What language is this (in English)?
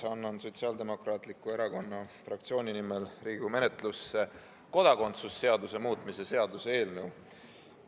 Estonian